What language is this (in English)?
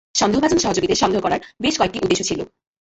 Bangla